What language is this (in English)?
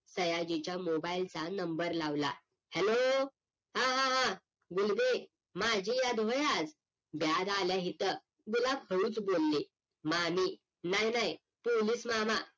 Marathi